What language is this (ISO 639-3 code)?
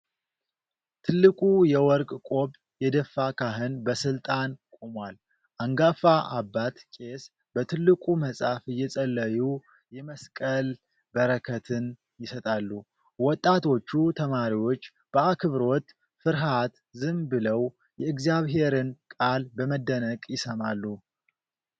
amh